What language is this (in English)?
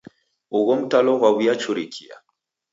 Taita